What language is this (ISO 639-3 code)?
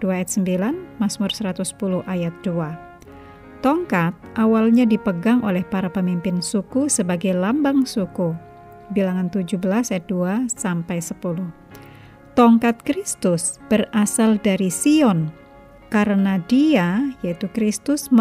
ind